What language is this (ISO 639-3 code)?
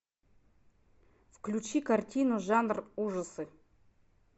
rus